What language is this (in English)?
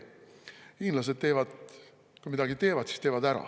Estonian